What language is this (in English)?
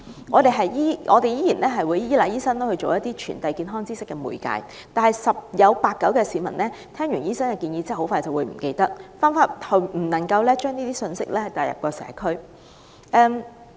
Cantonese